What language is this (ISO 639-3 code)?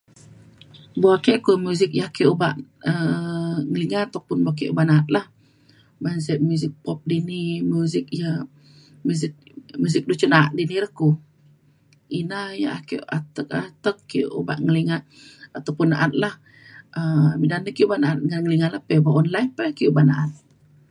xkl